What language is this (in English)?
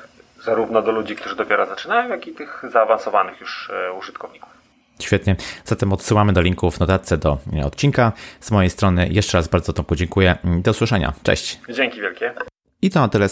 Polish